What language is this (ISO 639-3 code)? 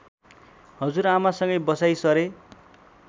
nep